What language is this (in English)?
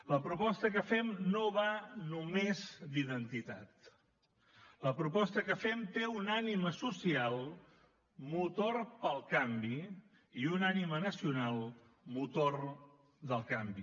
Catalan